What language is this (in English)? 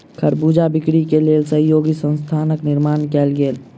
Maithili